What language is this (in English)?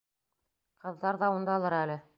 Bashkir